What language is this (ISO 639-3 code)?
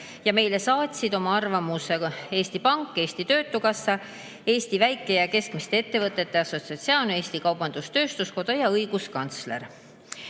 est